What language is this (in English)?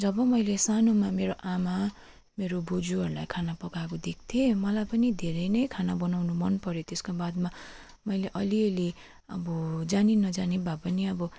Nepali